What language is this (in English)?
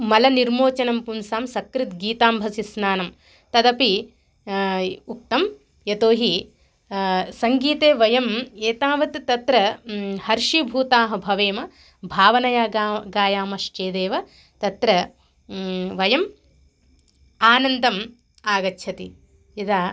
Sanskrit